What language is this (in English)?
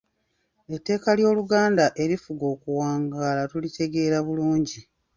Ganda